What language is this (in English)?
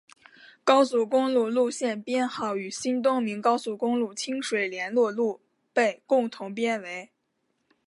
Chinese